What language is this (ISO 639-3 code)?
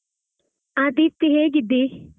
kan